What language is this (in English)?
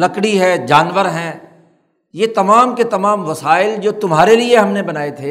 Urdu